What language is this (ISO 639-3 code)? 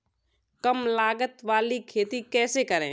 hin